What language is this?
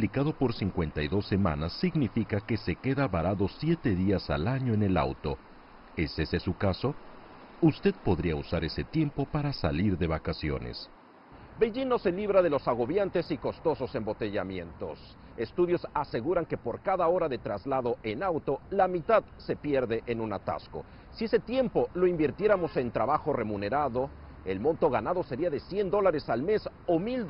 Spanish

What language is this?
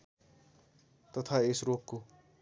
Nepali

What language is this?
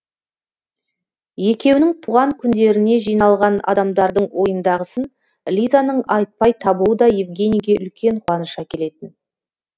Kazakh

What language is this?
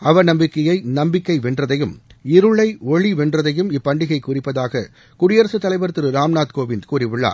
Tamil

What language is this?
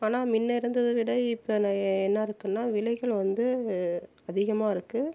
Tamil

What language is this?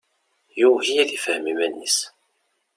Kabyle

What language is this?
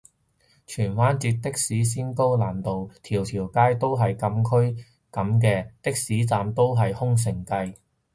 Cantonese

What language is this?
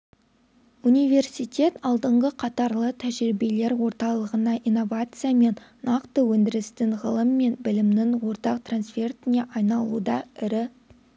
Kazakh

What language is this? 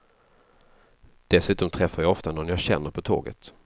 Swedish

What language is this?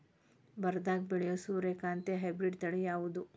Kannada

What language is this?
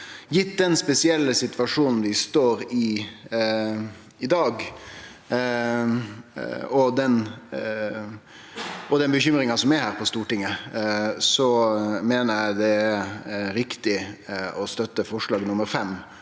Norwegian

